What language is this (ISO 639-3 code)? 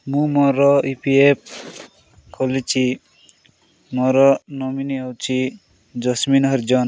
ori